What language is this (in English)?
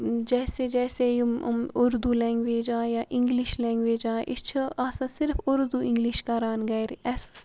Kashmiri